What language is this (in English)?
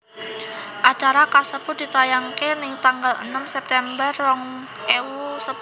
Javanese